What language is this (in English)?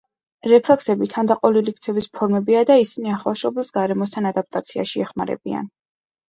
Georgian